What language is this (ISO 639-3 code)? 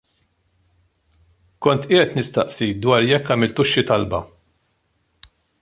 mlt